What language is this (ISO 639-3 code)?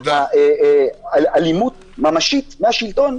heb